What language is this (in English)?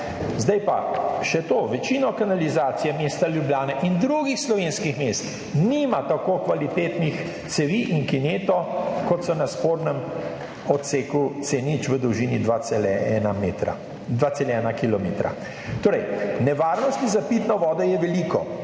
Slovenian